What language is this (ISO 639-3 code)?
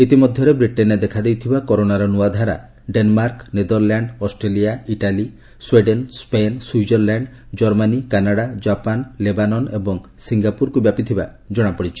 ori